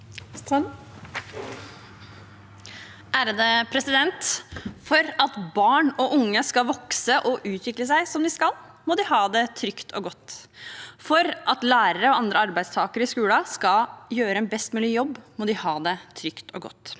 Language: Norwegian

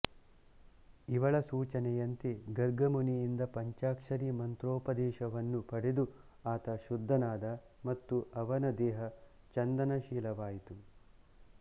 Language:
Kannada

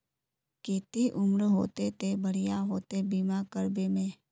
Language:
Magahi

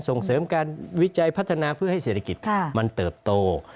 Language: Thai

